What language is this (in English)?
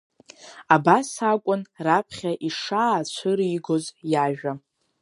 Abkhazian